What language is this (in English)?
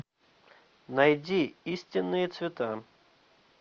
Russian